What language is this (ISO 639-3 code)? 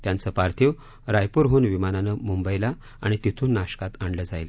mar